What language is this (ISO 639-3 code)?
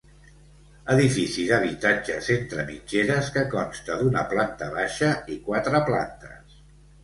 cat